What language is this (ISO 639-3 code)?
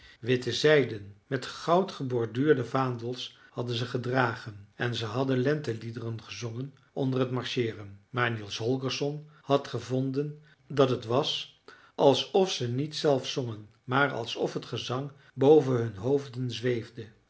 nld